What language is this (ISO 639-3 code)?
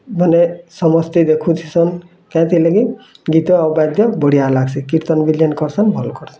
ori